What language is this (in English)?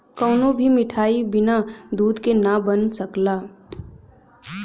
Bhojpuri